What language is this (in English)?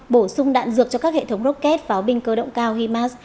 Vietnamese